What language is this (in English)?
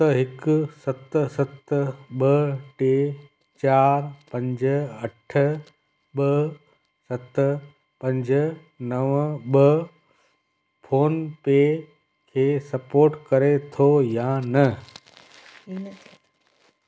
Sindhi